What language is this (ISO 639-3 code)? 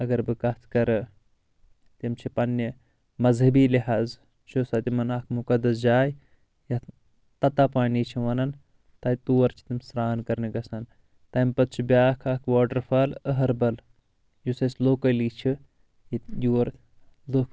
kas